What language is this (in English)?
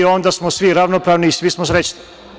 Serbian